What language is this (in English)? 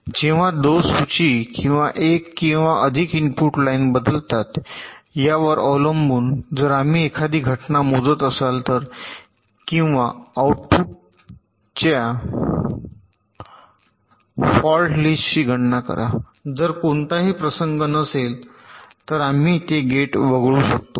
Marathi